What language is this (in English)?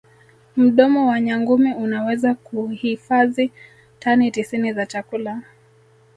Swahili